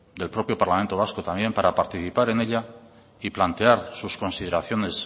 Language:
Spanish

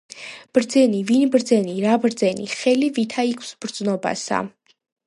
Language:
Georgian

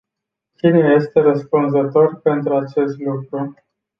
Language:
Romanian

